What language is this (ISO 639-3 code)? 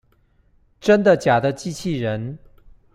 zho